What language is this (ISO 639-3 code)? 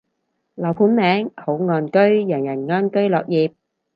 yue